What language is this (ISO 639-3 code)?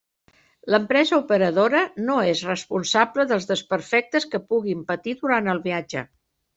cat